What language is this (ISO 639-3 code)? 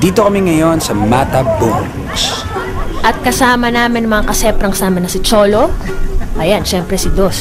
fil